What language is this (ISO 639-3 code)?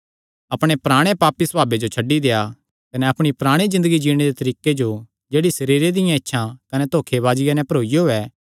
xnr